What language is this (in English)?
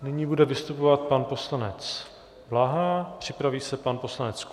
Czech